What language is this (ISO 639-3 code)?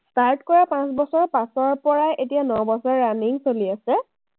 asm